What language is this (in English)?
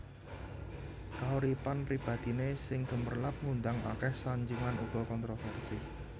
Javanese